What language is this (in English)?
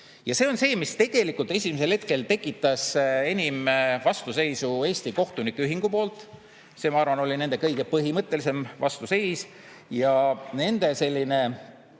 Estonian